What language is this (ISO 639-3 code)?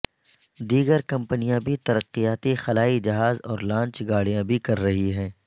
urd